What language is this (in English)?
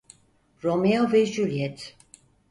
Turkish